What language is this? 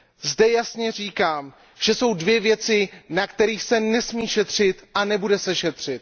Czech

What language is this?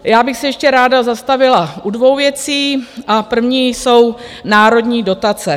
Czech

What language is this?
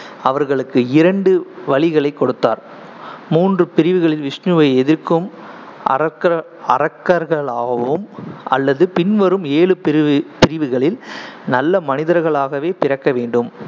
Tamil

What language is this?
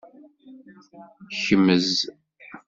Kabyle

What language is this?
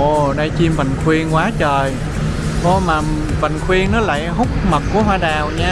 Vietnamese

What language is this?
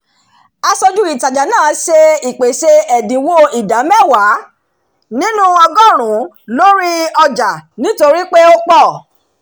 Yoruba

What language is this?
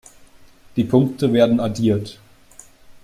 German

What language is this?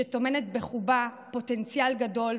Hebrew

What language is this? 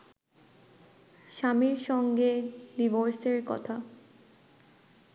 Bangla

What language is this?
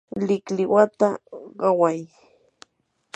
Yanahuanca Pasco Quechua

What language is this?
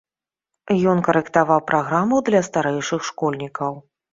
Belarusian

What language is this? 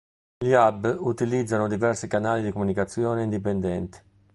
Italian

